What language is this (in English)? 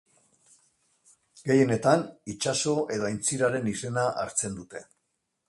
Basque